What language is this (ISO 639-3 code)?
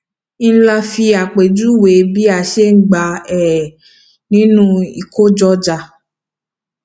yor